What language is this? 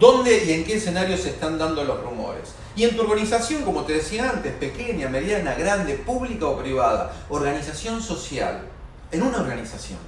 Spanish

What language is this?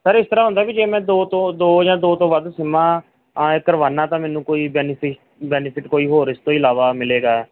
Punjabi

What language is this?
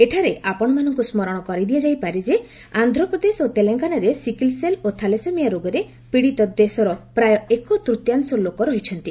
Odia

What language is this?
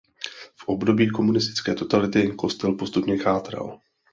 Czech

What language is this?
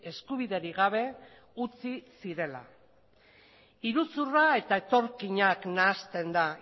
Basque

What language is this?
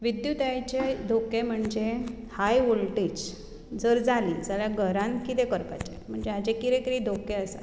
Konkani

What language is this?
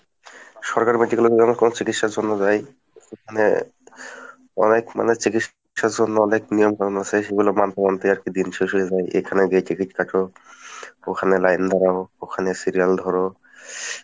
Bangla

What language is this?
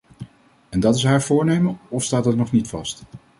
Dutch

